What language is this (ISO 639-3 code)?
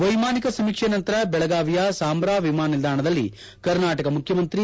kan